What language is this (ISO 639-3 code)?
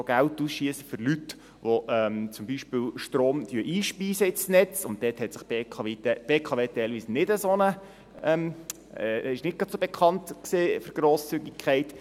gsw